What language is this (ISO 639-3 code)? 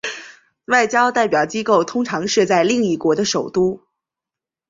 zho